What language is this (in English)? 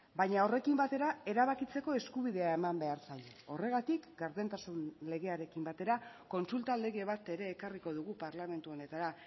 Basque